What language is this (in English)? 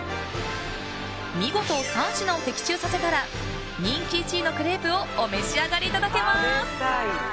Japanese